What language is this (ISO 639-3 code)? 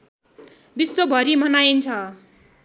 nep